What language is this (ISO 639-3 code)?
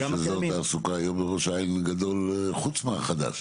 heb